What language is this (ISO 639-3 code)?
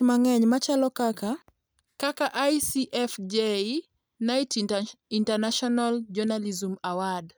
luo